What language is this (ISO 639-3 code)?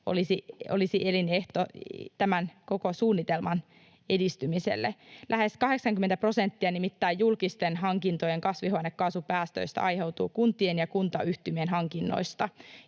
fin